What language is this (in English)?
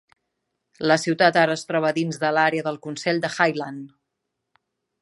Catalan